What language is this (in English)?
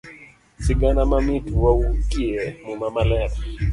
Luo (Kenya and Tanzania)